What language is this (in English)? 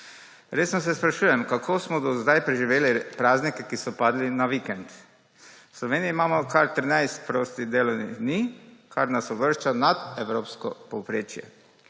Slovenian